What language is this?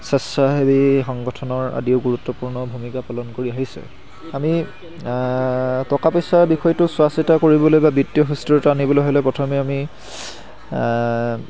Assamese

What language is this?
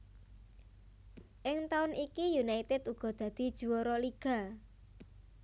Javanese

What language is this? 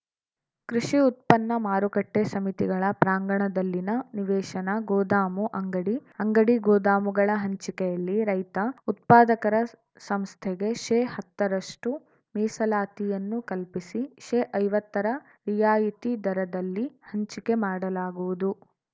Kannada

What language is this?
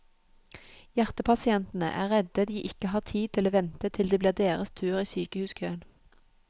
Norwegian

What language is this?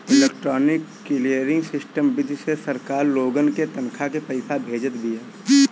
Bhojpuri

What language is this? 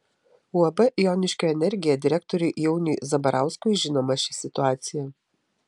Lithuanian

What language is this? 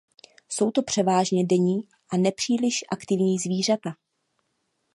Czech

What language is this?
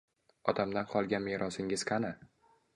Uzbek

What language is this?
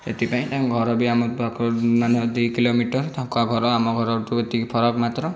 Odia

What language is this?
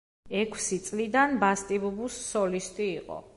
Georgian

